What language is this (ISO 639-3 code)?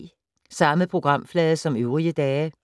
dan